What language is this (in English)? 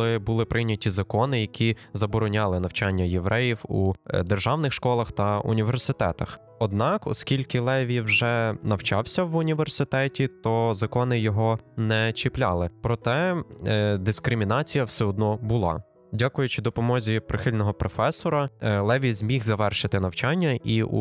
Ukrainian